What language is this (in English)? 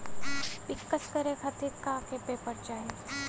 Bhojpuri